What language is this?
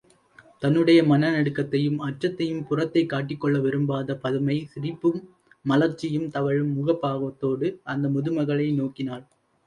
Tamil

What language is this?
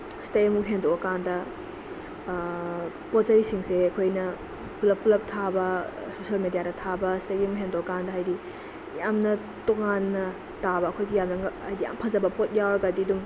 Manipuri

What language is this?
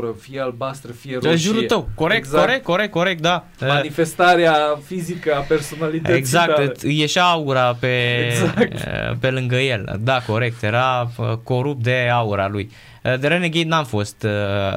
Romanian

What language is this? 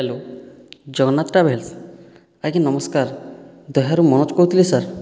Odia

